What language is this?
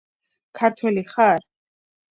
Georgian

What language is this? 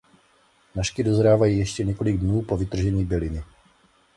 Czech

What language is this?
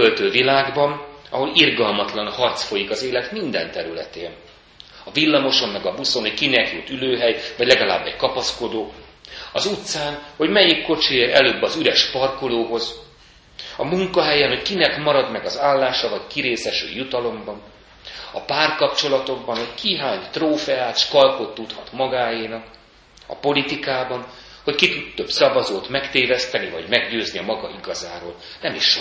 Hungarian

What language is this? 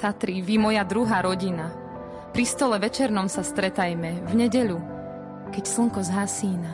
Slovak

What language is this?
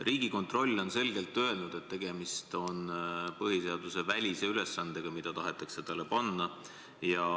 Estonian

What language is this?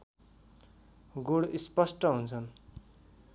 Nepali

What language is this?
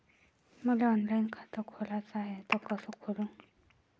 Marathi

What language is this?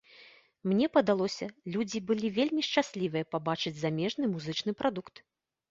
Belarusian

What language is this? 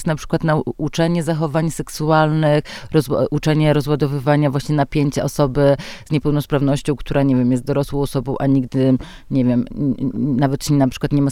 Polish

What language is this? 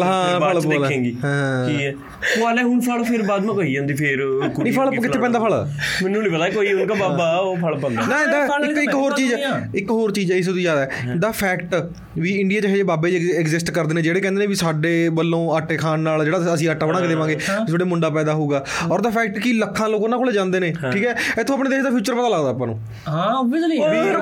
Punjabi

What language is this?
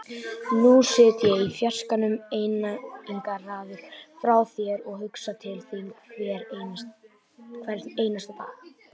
Icelandic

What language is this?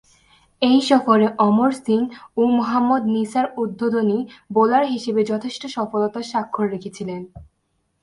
Bangla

